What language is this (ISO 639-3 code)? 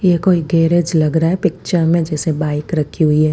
hin